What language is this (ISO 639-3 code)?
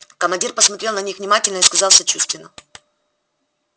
rus